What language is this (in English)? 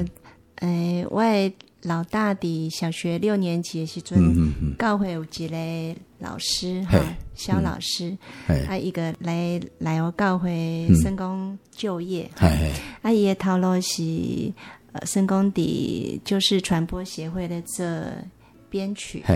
Chinese